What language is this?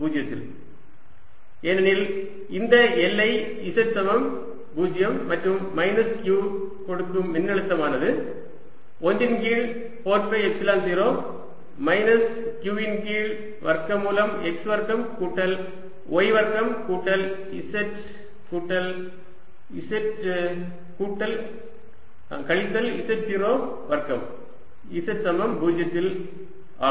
Tamil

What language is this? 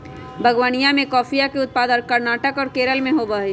Magahi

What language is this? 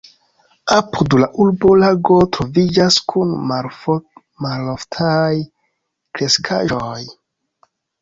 Esperanto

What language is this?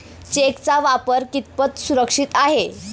Marathi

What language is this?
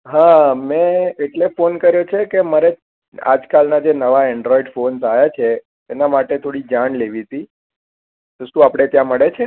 Gujarati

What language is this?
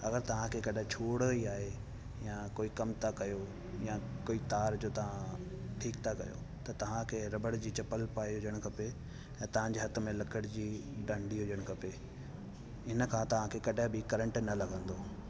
Sindhi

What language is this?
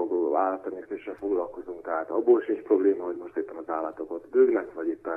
Hungarian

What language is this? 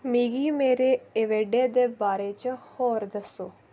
Dogri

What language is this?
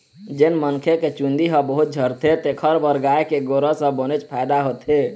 Chhattisgarhi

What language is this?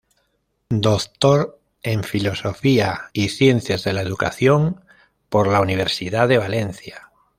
Spanish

